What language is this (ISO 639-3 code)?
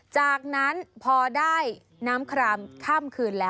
tha